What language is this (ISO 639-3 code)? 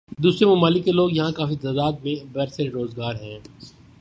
urd